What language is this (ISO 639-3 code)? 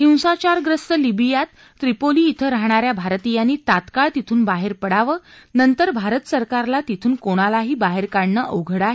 mar